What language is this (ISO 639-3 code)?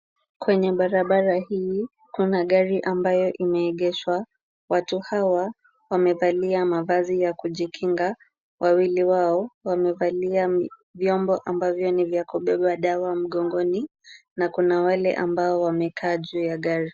swa